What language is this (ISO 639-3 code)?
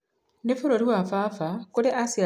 kik